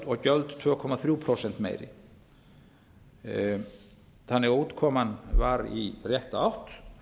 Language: Icelandic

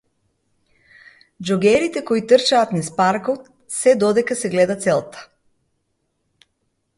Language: Macedonian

